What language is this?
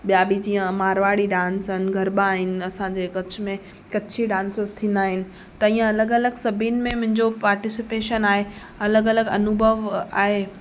Sindhi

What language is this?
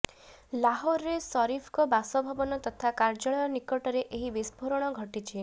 Odia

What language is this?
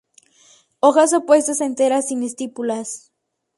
Spanish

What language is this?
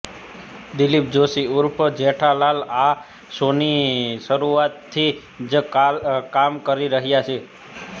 Gujarati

